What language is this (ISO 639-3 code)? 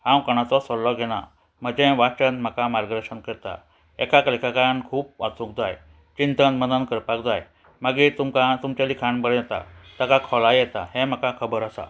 kok